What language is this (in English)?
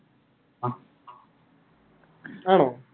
Malayalam